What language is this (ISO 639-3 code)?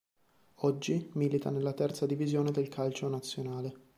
ita